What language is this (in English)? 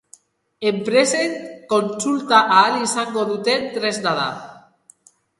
Basque